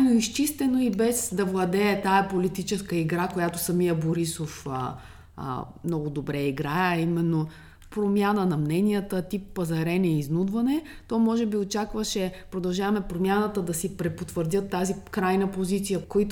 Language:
Bulgarian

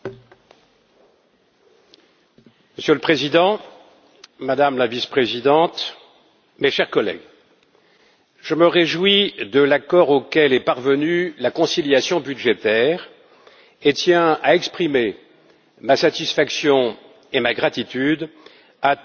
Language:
French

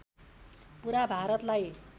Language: Nepali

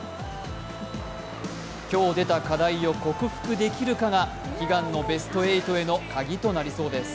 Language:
Japanese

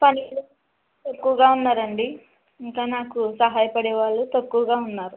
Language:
Telugu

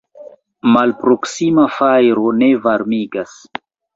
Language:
Esperanto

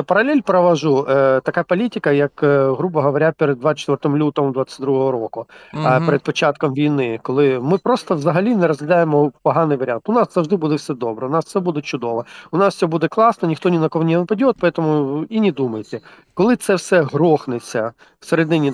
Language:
Ukrainian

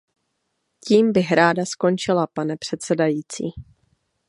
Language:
Czech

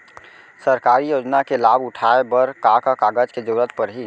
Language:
Chhattisgarhi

